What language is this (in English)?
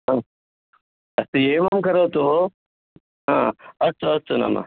Sanskrit